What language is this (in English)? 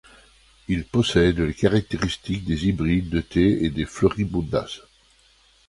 French